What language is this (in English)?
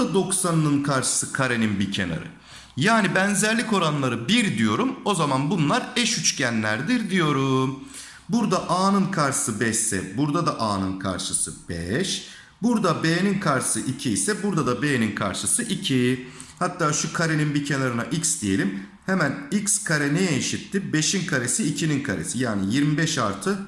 Turkish